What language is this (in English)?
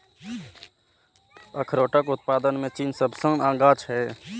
Maithili